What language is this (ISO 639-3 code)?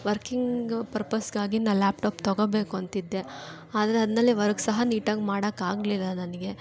kan